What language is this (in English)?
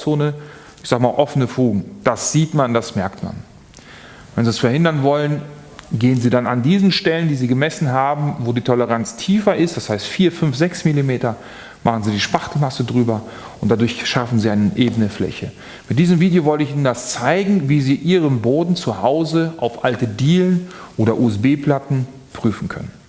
German